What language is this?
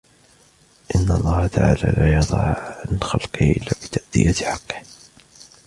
Arabic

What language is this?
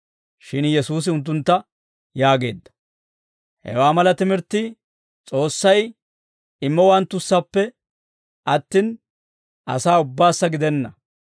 Dawro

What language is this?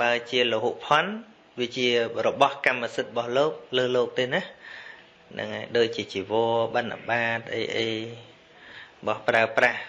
Vietnamese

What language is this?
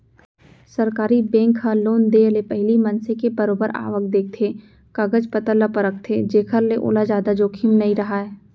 Chhattisgarhi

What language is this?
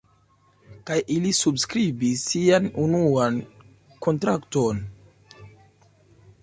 Esperanto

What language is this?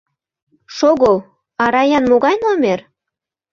Mari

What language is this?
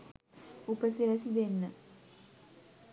Sinhala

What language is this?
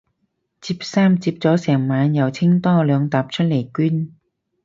Cantonese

